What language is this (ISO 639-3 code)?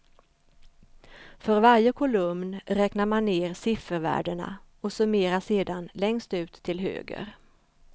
swe